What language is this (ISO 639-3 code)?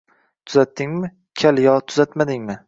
uzb